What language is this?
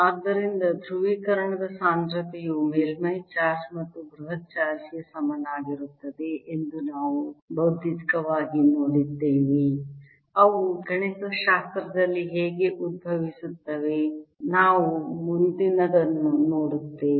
Kannada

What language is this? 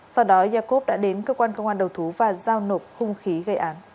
Vietnamese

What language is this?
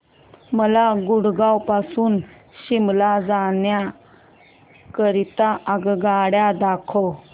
Marathi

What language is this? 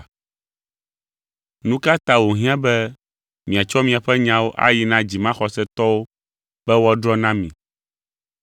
Ewe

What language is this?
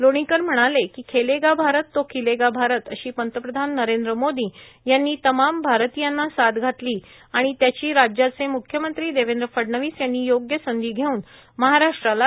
Marathi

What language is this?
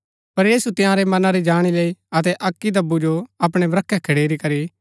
Gaddi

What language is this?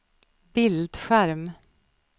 Swedish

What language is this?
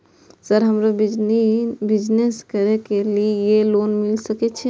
Maithili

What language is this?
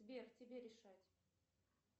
Russian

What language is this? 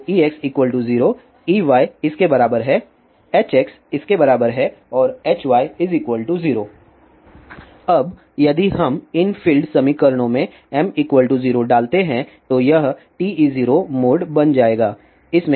Hindi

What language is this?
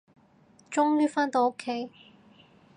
Cantonese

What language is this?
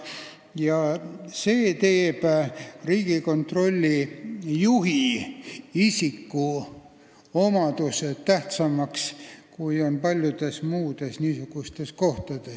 Estonian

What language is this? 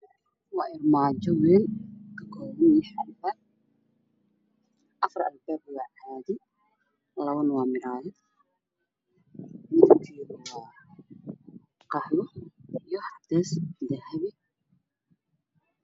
Somali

